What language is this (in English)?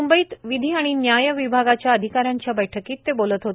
Marathi